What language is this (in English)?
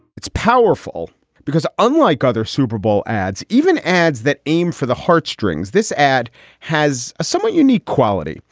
English